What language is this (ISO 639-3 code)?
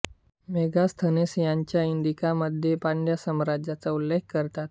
mar